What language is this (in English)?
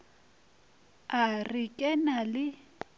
Northern Sotho